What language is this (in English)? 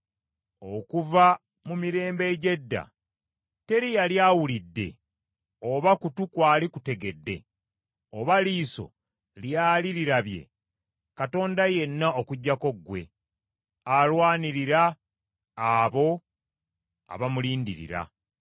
Ganda